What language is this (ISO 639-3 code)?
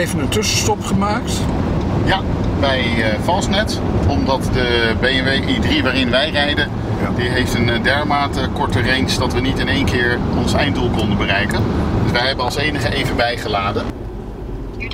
nld